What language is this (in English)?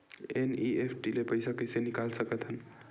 Chhattisgarhi